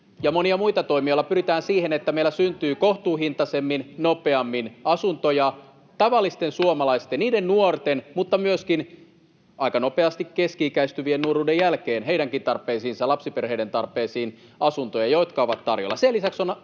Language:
Finnish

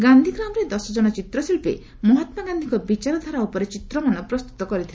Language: Odia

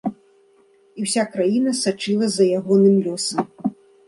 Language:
Belarusian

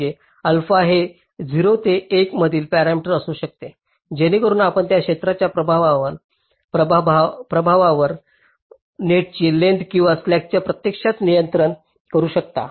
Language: Marathi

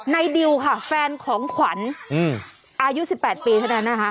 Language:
Thai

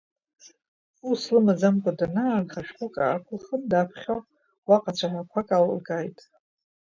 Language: Abkhazian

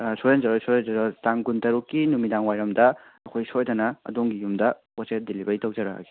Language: Manipuri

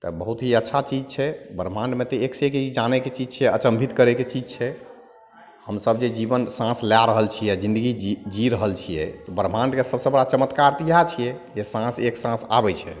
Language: Maithili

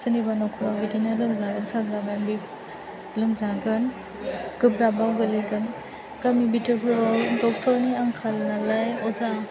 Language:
Bodo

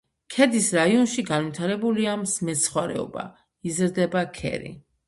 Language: Georgian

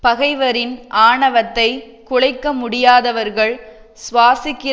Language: Tamil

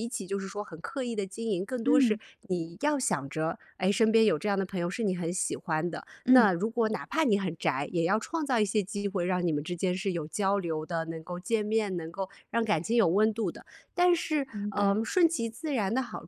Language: Chinese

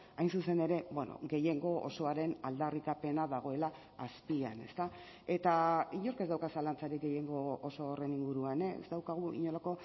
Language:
Basque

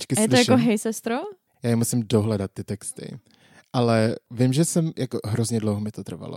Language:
Czech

